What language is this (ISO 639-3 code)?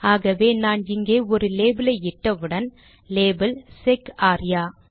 tam